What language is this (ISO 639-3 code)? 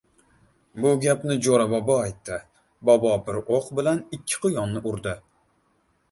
uzb